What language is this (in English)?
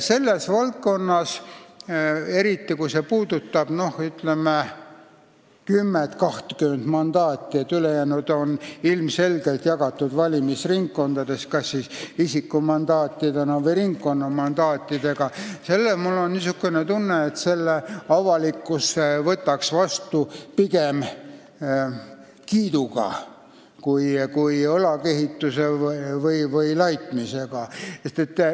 Estonian